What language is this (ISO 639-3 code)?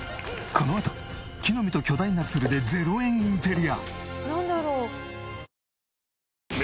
jpn